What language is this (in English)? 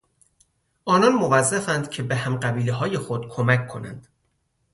Persian